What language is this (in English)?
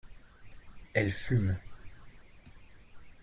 French